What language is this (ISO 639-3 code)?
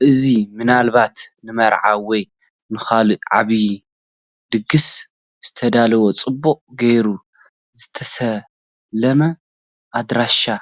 tir